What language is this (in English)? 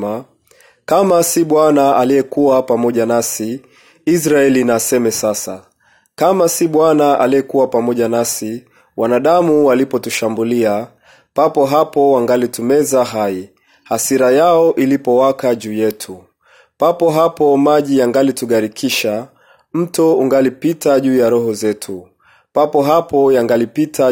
Swahili